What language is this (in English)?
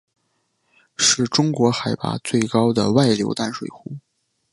Chinese